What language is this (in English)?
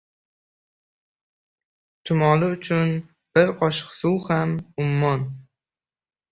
Uzbek